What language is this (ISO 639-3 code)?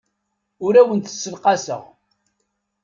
kab